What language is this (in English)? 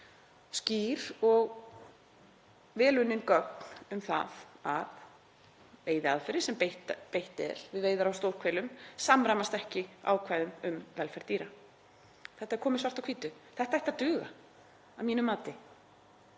Icelandic